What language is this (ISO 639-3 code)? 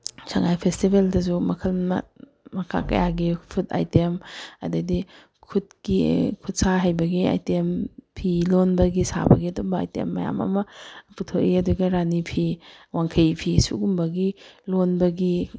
mni